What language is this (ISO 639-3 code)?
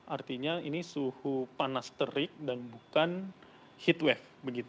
ind